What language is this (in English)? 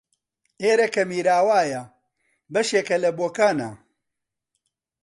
Central Kurdish